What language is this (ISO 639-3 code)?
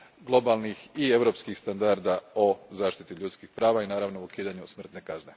hrv